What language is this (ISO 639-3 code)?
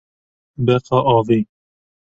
kur